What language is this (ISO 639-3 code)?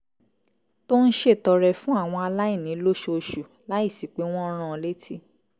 yor